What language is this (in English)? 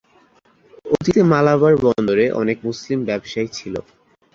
Bangla